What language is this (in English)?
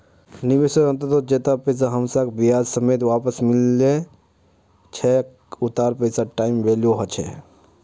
Magahi